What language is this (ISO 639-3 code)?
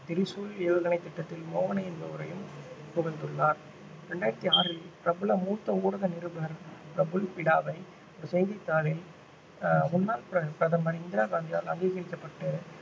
tam